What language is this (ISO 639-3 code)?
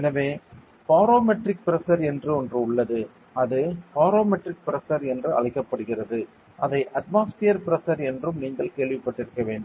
tam